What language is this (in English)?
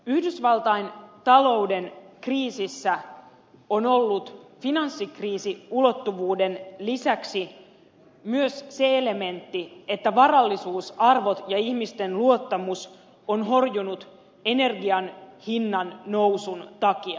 Finnish